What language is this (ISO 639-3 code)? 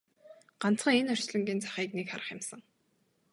mon